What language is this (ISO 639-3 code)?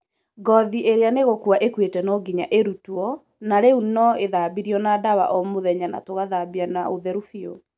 kik